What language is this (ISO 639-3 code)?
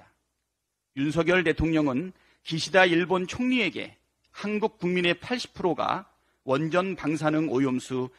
kor